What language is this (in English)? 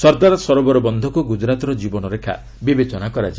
Odia